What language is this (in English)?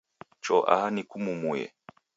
Taita